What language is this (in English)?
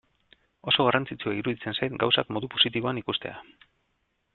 Basque